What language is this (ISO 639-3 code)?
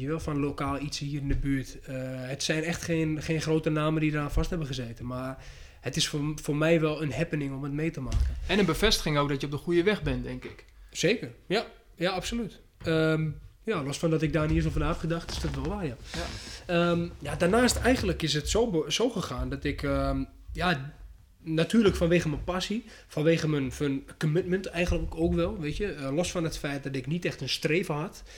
nld